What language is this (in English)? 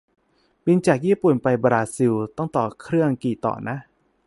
Thai